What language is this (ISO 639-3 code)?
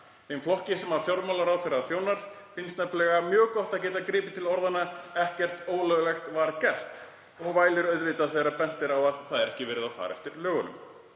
isl